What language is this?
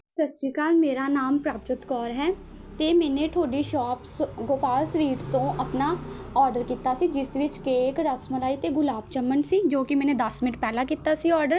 Punjabi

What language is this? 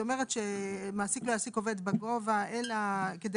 Hebrew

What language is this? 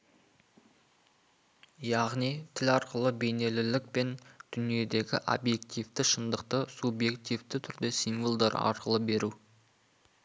Kazakh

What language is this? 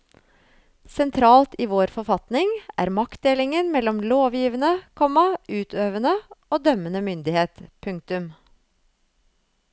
Norwegian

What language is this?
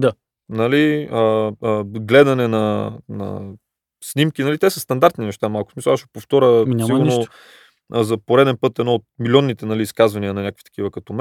Bulgarian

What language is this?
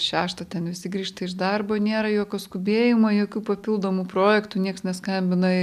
Lithuanian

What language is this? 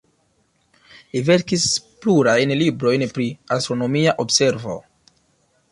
Esperanto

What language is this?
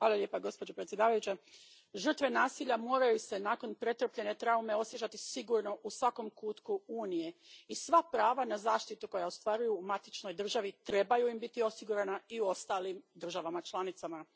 Croatian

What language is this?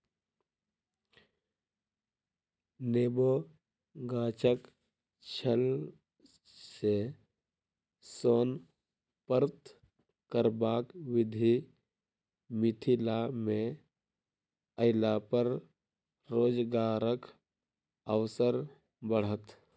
Maithili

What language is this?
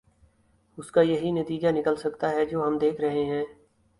Urdu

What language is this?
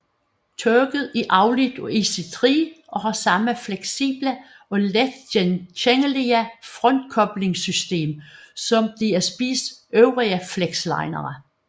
Danish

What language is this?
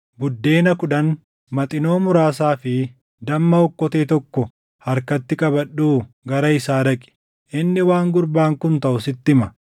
Oromo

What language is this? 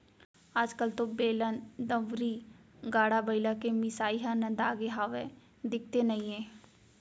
Chhattisgarhi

